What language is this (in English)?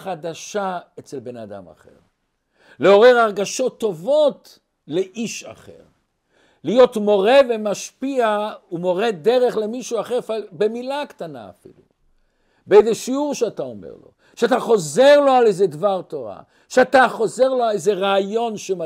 Hebrew